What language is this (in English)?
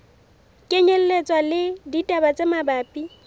Southern Sotho